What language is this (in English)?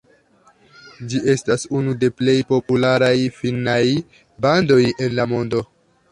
Esperanto